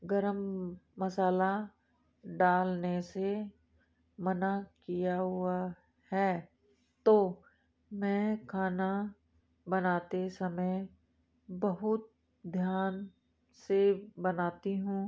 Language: Hindi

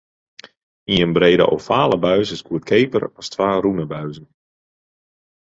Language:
Western Frisian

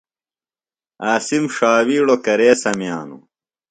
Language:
Phalura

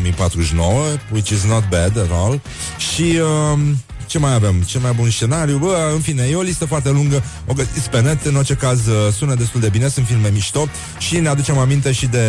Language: Romanian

